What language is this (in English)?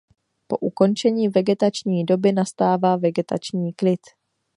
Czech